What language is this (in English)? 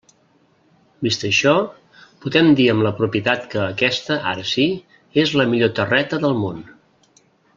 Catalan